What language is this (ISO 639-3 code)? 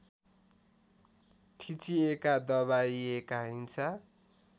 nep